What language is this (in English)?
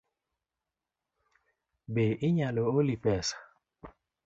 Luo (Kenya and Tanzania)